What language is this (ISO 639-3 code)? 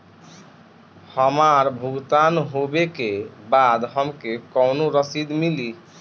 bho